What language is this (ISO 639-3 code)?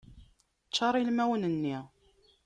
kab